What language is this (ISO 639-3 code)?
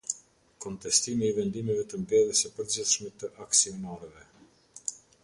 sqi